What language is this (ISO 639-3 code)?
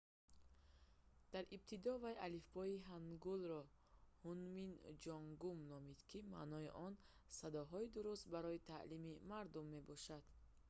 tgk